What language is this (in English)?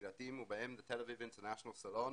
Hebrew